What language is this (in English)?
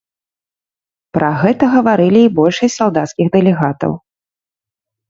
Belarusian